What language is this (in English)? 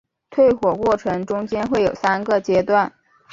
Chinese